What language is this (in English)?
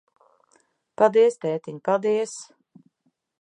Latvian